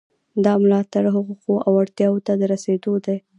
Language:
Pashto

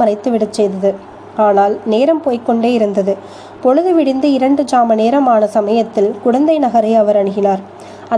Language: Tamil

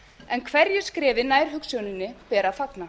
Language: Icelandic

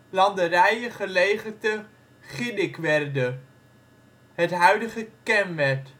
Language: Dutch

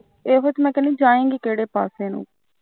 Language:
Punjabi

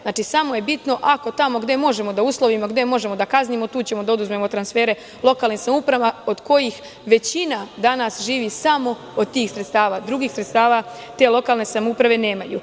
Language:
Serbian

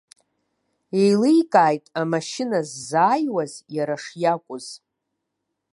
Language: Abkhazian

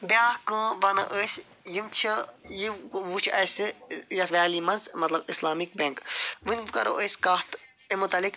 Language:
Kashmiri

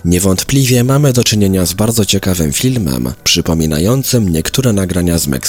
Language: Polish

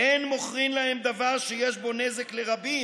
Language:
Hebrew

